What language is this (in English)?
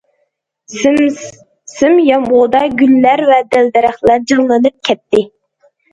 Uyghur